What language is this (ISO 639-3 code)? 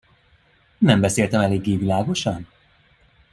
hun